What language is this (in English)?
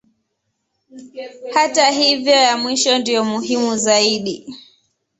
Swahili